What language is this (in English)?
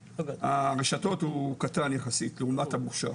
Hebrew